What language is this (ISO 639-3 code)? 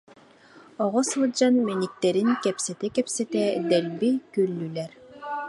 sah